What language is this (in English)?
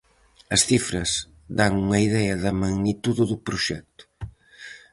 Galician